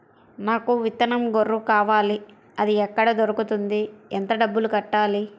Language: Telugu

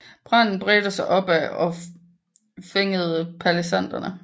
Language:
Danish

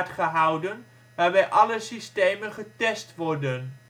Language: Dutch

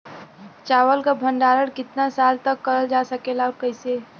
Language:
Bhojpuri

